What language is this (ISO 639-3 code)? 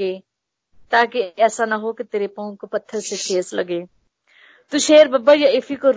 hin